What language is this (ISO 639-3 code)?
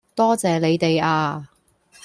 yue